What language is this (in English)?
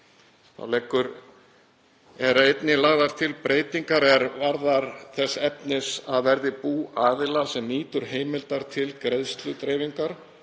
Icelandic